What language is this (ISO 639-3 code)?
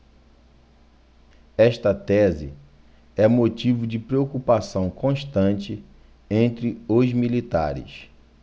por